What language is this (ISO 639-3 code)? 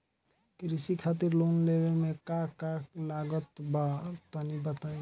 bho